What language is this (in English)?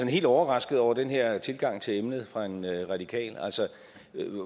Danish